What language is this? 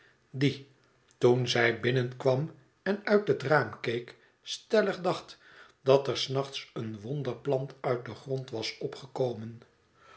Dutch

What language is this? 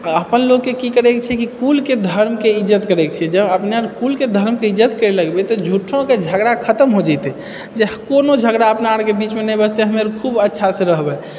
Maithili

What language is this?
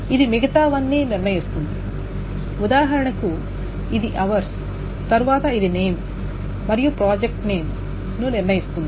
Telugu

